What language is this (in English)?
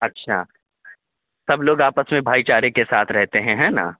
Urdu